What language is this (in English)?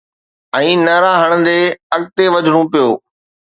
Sindhi